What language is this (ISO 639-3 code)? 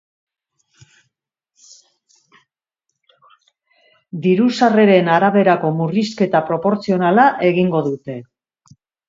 eus